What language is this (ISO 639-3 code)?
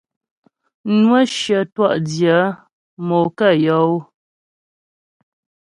bbj